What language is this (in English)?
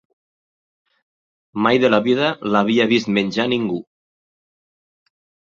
Catalan